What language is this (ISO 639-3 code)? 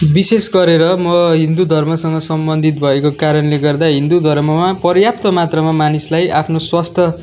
nep